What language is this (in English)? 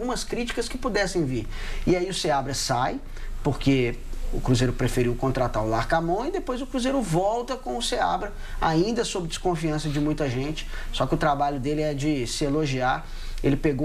Portuguese